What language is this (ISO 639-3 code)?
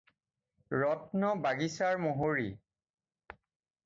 asm